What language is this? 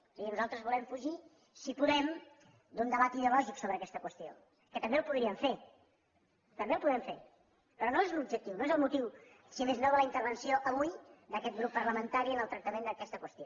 Catalan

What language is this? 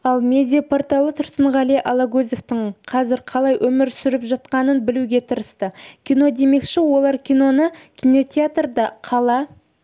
Kazakh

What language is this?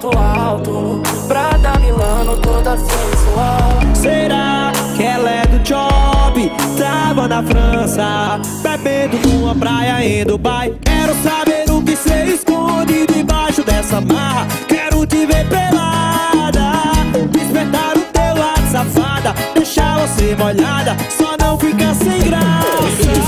Portuguese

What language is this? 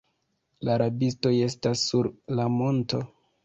Esperanto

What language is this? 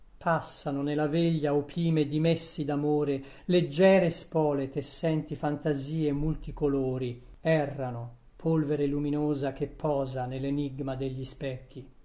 Italian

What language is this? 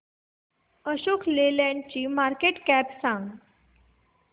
Marathi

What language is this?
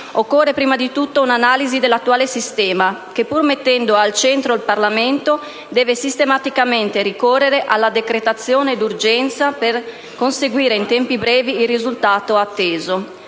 Italian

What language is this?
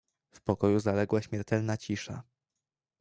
Polish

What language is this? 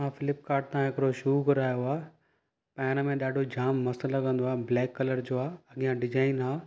Sindhi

